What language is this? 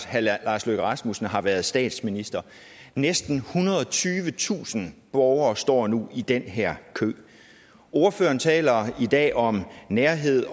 Danish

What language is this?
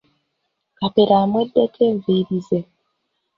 Ganda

